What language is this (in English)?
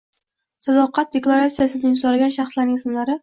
Uzbek